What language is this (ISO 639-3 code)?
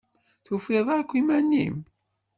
kab